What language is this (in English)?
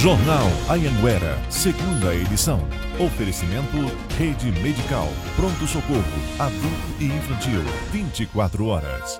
Portuguese